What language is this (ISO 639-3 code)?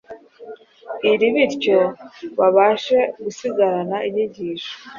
kin